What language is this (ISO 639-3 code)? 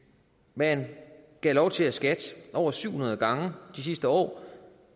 dan